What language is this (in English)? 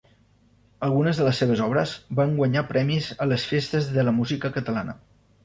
Catalan